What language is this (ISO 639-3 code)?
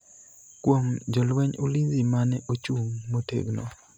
luo